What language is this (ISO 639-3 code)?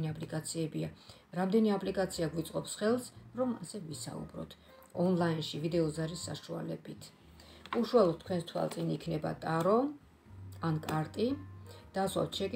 ron